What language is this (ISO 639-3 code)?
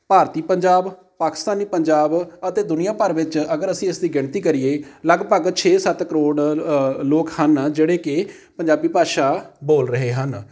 pan